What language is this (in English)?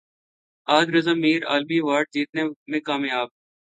Urdu